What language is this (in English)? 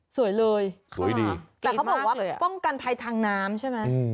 Thai